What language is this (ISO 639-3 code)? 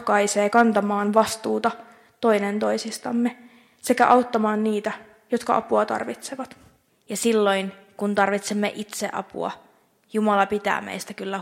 fin